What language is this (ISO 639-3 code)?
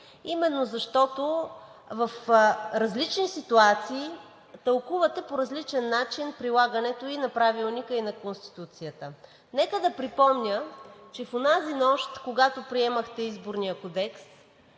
bul